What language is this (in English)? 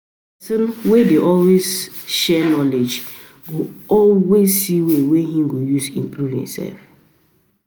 Nigerian Pidgin